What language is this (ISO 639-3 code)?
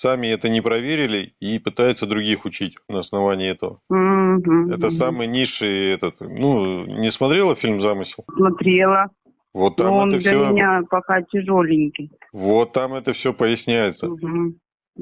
rus